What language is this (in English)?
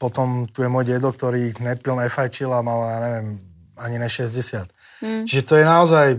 Slovak